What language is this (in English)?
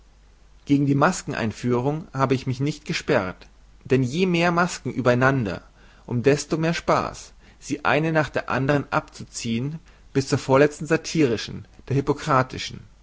German